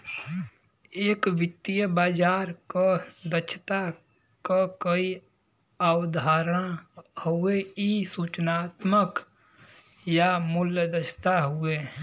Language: Bhojpuri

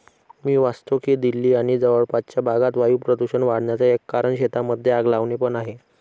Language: Marathi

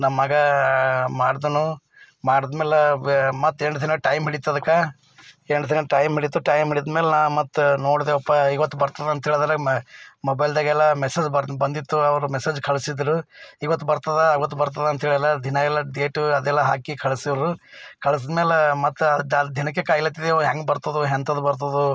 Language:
Kannada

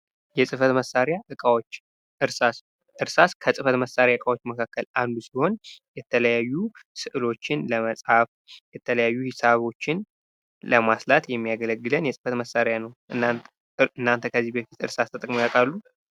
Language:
Amharic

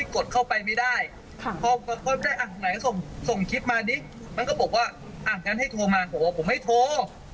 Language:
Thai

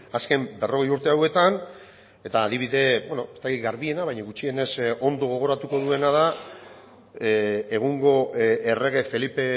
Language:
Basque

